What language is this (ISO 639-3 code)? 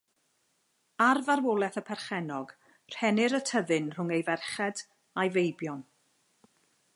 cym